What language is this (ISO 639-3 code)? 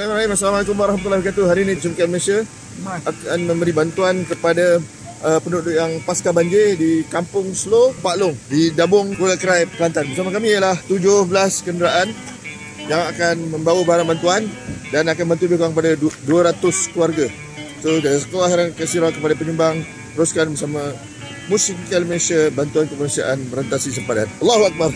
msa